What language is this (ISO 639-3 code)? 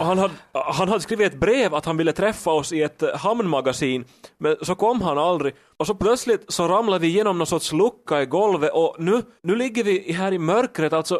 swe